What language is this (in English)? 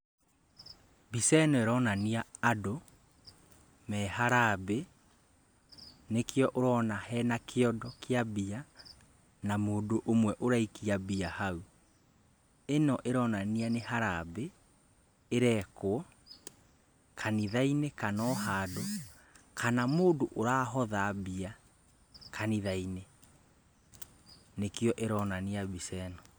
Kikuyu